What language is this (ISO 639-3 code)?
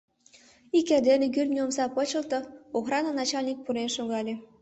chm